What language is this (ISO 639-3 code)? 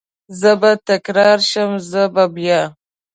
pus